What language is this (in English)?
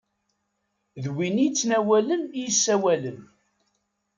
Kabyle